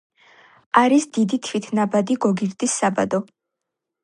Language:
Georgian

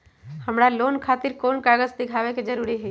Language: Magahi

